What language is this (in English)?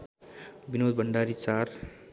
Nepali